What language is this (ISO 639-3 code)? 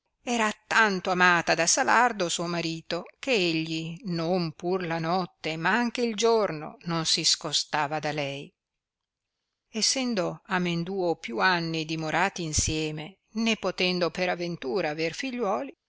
ita